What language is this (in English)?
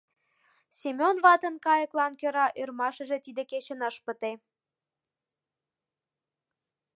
Mari